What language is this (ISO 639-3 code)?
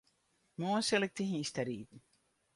fry